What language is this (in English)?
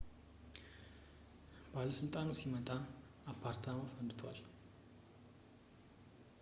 Amharic